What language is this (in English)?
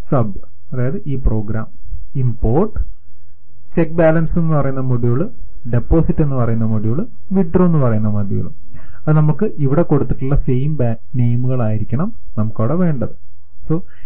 Malayalam